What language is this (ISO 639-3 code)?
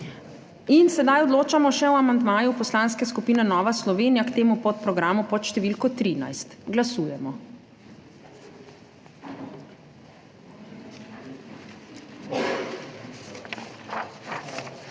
slv